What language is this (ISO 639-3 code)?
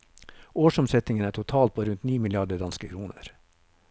nor